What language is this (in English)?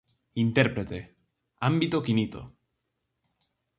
Galician